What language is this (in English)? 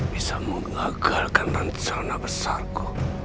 Indonesian